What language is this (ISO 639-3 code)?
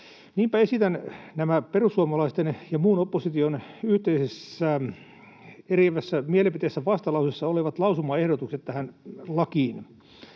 fin